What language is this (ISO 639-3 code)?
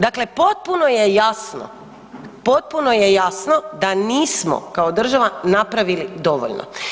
hrv